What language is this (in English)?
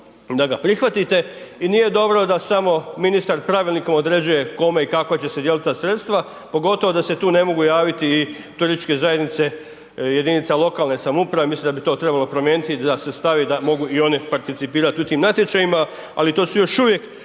Croatian